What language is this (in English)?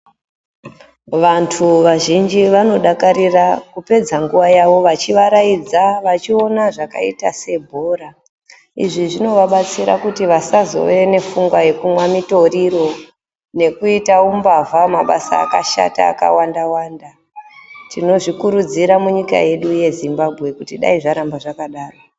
Ndau